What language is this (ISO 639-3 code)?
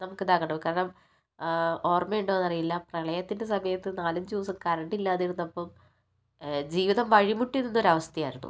mal